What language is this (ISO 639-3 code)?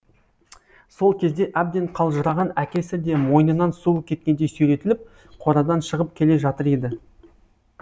kaz